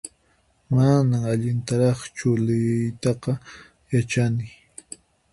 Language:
Puno Quechua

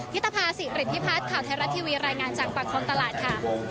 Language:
Thai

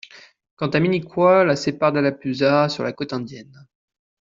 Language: French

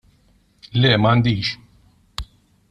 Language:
Maltese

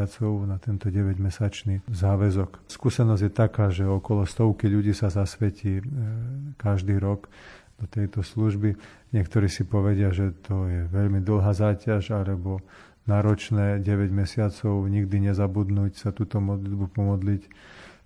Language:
Slovak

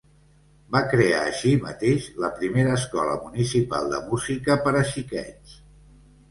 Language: Catalan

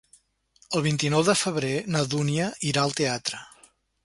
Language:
Catalan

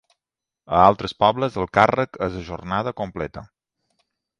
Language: Catalan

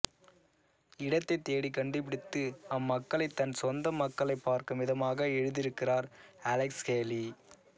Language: Tamil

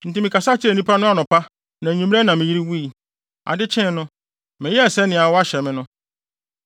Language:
Akan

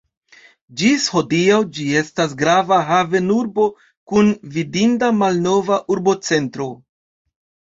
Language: Esperanto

